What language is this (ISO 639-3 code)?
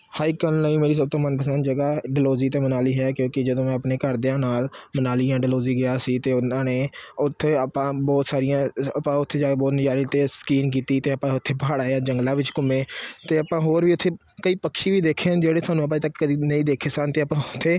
pan